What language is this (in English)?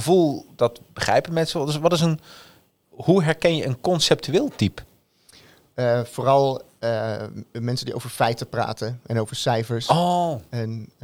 Dutch